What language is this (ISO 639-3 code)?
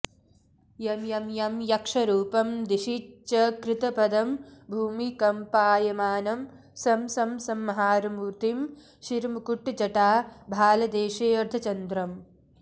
san